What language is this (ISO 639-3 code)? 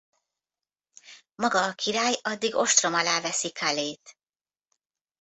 hun